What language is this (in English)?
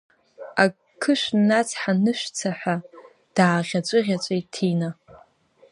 Abkhazian